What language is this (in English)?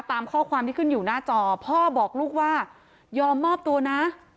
Thai